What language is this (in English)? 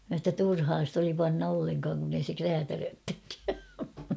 Finnish